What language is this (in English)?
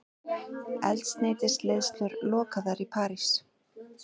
Icelandic